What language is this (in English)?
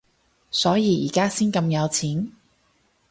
Cantonese